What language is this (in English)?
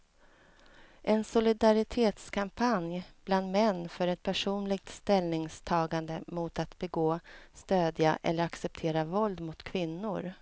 Swedish